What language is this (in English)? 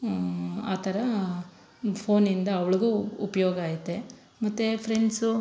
Kannada